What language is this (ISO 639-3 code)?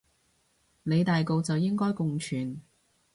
yue